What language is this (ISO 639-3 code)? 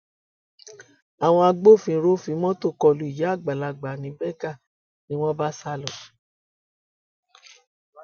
yor